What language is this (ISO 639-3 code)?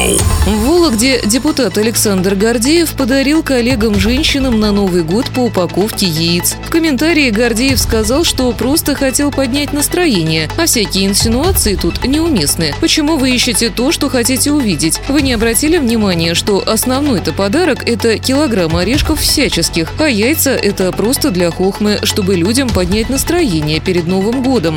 rus